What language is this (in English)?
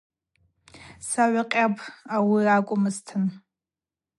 Abaza